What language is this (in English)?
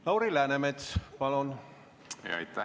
Estonian